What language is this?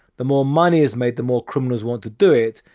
English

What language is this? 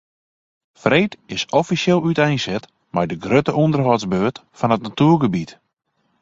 Western Frisian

